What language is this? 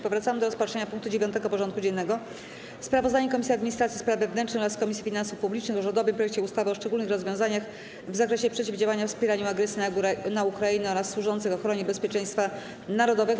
Polish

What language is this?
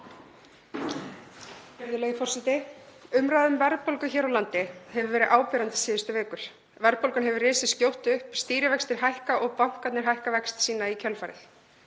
Icelandic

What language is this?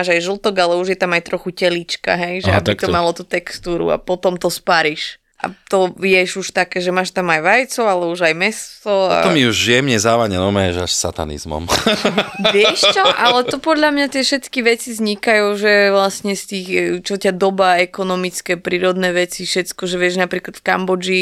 Slovak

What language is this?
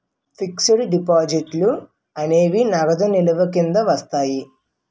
Telugu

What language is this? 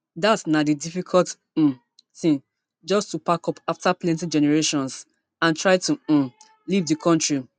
Nigerian Pidgin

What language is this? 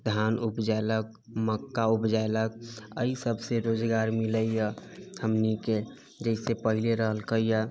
Maithili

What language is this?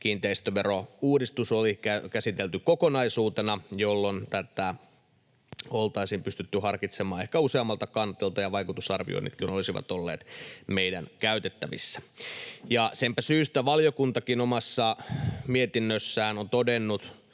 Finnish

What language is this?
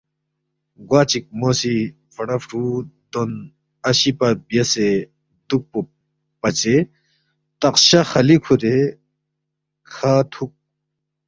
Balti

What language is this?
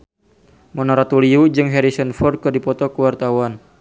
Sundanese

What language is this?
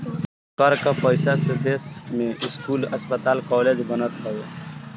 Bhojpuri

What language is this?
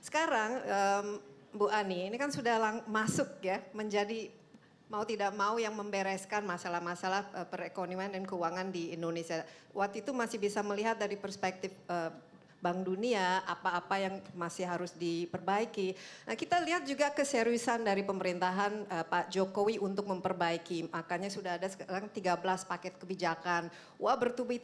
Indonesian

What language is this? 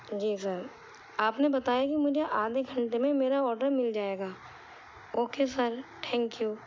Urdu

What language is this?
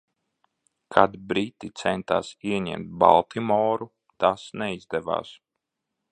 Latvian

